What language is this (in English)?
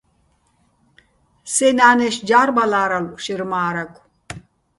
Bats